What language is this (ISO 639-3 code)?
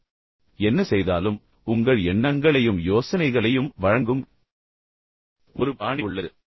tam